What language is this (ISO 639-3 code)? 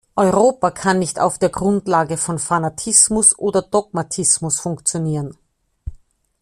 deu